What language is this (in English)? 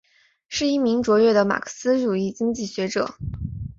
Chinese